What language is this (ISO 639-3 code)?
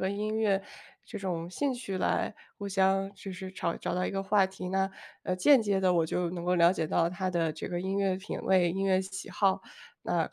zho